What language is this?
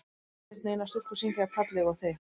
Icelandic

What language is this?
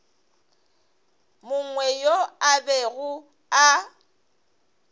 Northern Sotho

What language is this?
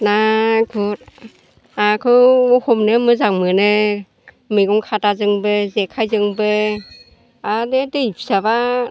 Bodo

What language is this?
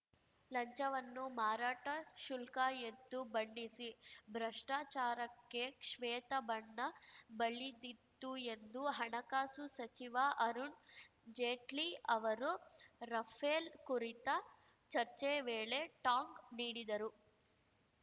Kannada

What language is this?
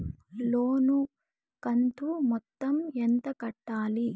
Telugu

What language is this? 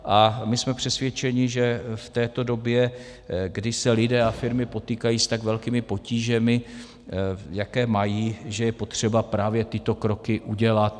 Czech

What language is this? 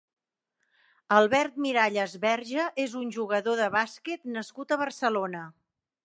Catalan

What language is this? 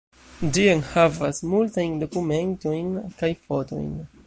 Esperanto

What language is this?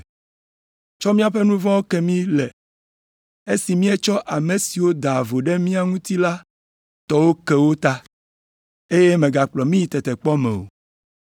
Ewe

